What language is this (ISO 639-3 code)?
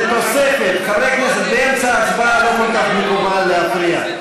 heb